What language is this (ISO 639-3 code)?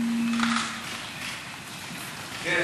heb